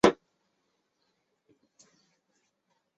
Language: Chinese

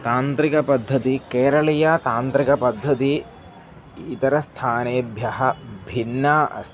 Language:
Sanskrit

